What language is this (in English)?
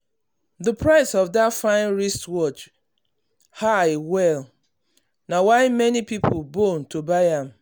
Nigerian Pidgin